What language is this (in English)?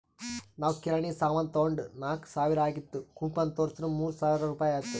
Kannada